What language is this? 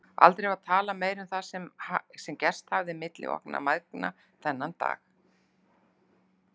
Icelandic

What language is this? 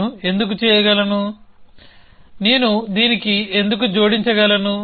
Telugu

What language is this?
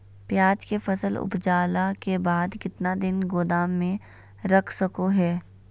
Magahi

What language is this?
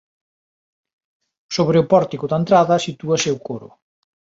Galician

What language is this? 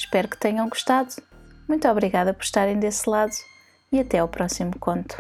Portuguese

